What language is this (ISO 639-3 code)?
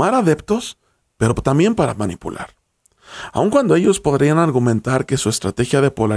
spa